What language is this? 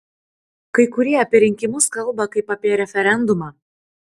Lithuanian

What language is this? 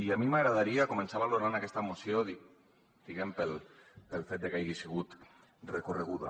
Catalan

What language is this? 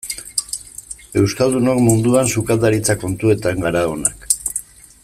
Basque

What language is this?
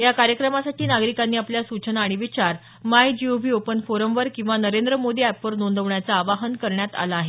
Marathi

